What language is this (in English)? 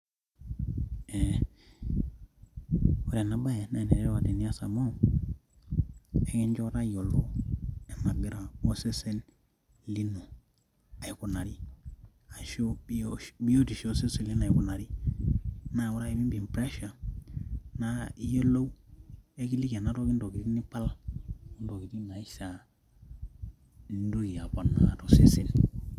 Masai